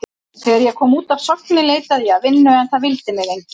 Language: Icelandic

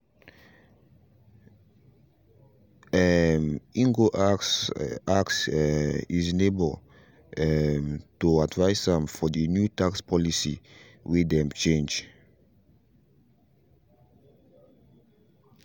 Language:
Nigerian Pidgin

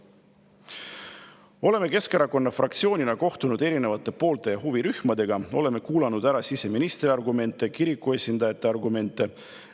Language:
Estonian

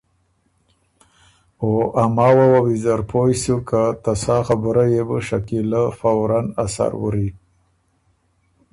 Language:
Ormuri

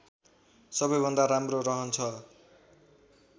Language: Nepali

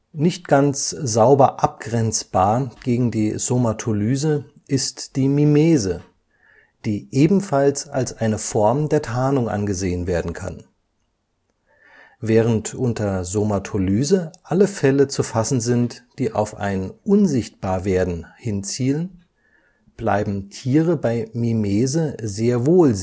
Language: German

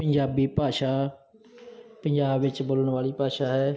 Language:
Punjabi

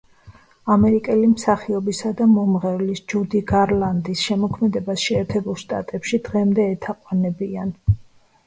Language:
Georgian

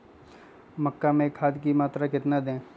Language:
Magahi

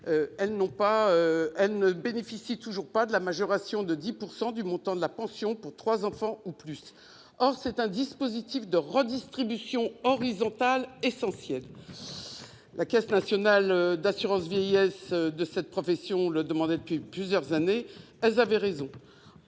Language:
French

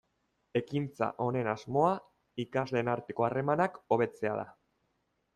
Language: Basque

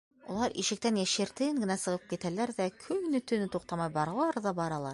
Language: Bashkir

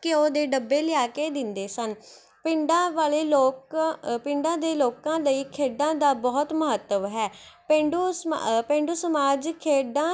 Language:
Punjabi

